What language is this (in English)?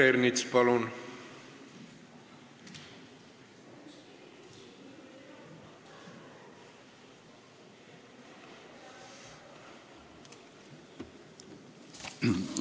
Estonian